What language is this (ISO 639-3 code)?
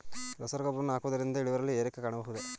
kan